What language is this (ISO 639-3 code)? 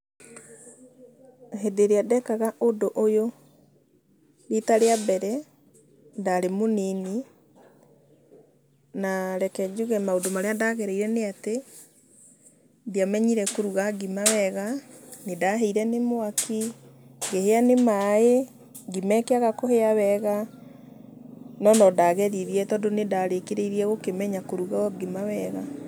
kik